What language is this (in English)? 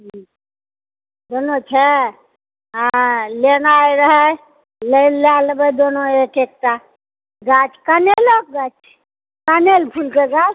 Maithili